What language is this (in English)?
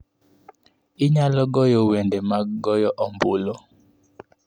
Luo (Kenya and Tanzania)